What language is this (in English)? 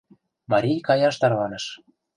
Mari